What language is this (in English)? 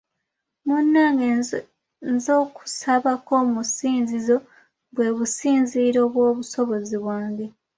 Ganda